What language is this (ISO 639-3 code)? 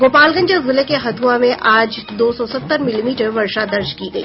hin